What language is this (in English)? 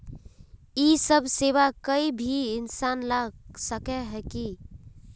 Magahi